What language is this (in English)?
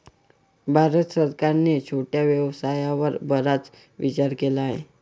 Marathi